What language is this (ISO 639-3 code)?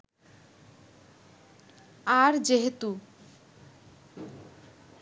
ben